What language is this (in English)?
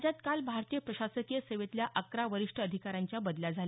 Marathi